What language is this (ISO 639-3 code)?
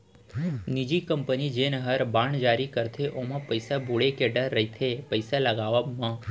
hne